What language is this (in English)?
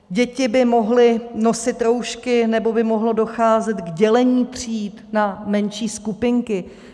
Czech